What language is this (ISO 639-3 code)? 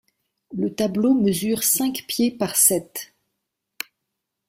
fra